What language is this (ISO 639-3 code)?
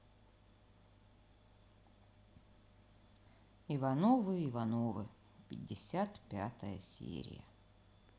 rus